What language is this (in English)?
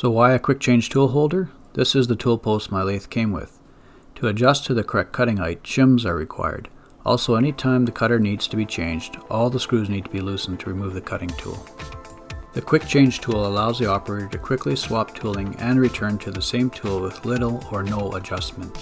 English